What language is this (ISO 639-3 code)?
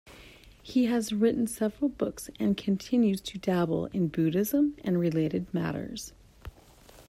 eng